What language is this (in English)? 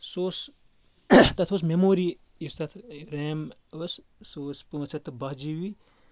Kashmiri